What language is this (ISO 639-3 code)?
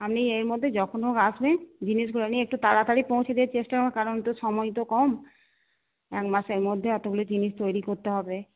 ben